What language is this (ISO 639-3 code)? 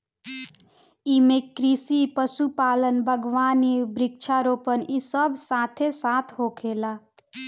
bho